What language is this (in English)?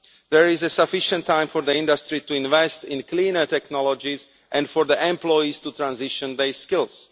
English